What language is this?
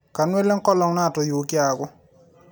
Masai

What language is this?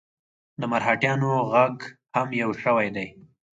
Pashto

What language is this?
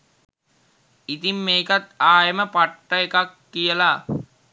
Sinhala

